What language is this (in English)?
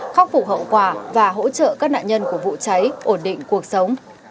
Vietnamese